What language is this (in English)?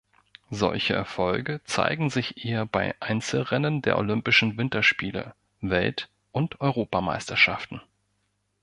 German